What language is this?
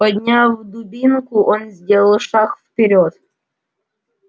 Russian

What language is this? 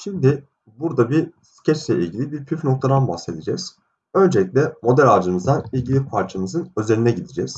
Turkish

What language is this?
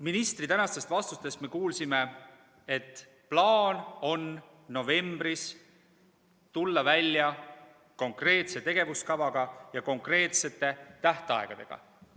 Estonian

